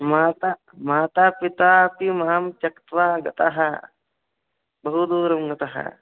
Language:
Sanskrit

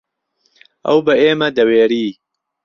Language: Central Kurdish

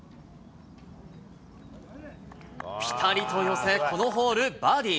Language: Japanese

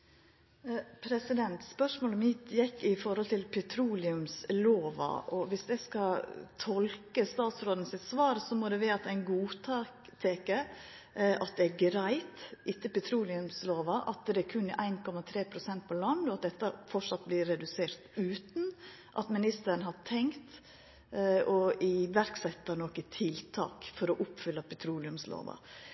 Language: Norwegian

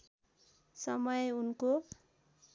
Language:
Nepali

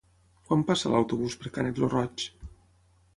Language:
Catalan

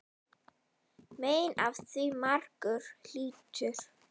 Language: Icelandic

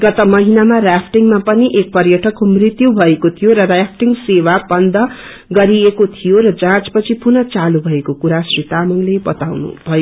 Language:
Nepali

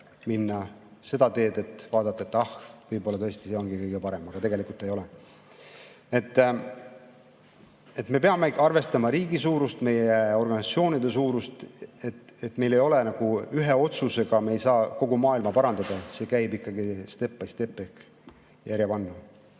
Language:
Estonian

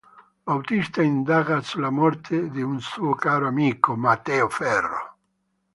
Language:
Italian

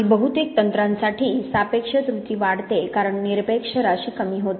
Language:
Marathi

